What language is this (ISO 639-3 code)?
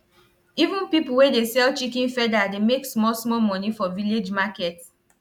pcm